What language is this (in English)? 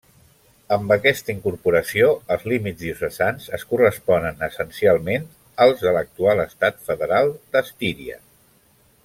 Catalan